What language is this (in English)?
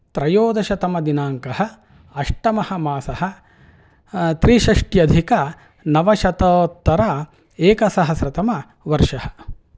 Sanskrit